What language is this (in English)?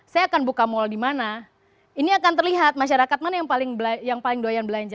Indonesian